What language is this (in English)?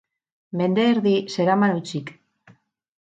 Basque